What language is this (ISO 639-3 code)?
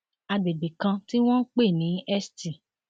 yor